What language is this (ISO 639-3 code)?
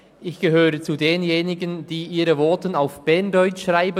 gsw